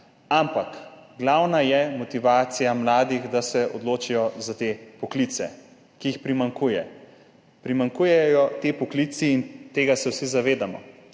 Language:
Slovenian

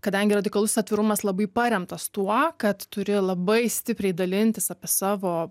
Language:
Lithuanian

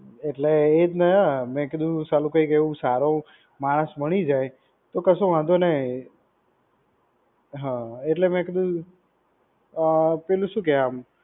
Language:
Gujarati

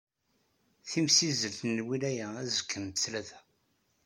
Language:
Kabyle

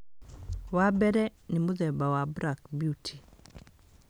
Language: Kikuyu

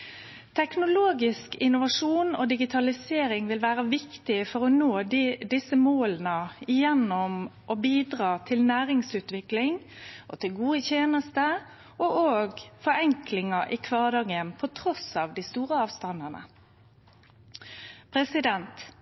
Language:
Norwegian Nynorsk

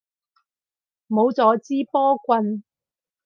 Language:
Cantonese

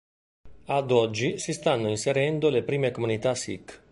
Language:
Italian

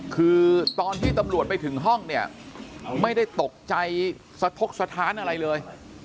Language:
Thai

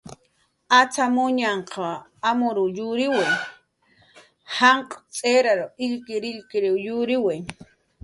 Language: Jaqaru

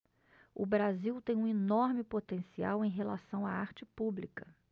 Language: Portuguese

